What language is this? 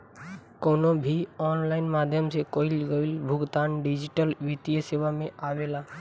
Bhojpuri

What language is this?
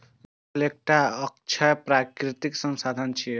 Maithili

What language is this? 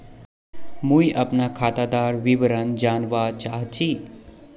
Magahi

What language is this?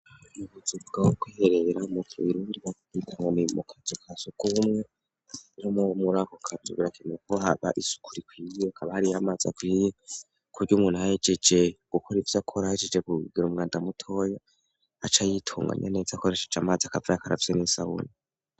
Rundi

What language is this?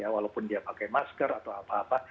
Indonesian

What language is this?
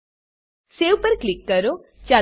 Gujarati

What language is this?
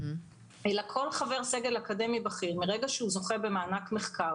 Hebrew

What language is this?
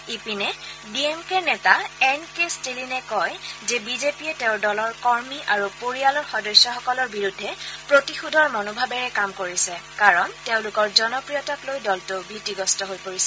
Assamese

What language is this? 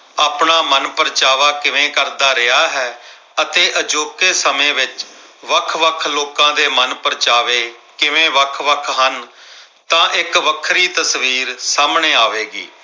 Punjabi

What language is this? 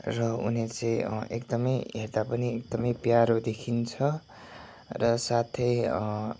Nepali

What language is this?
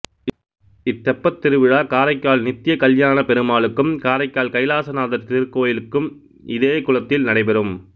Tamil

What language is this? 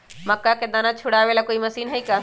Magahi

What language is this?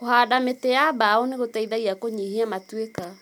Kikuyu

